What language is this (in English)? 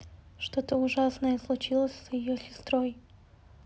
Russian